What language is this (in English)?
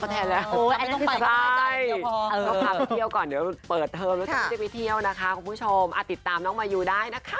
Thai